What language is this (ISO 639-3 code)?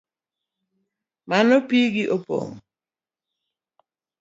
luo